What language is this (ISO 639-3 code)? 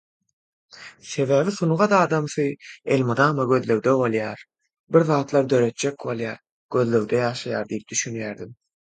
tuk